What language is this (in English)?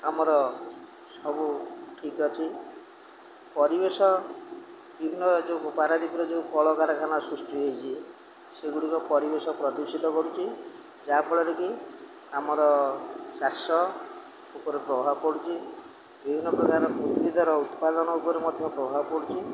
Odia